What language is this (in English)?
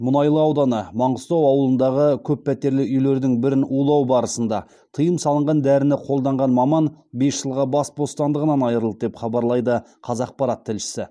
Kazakh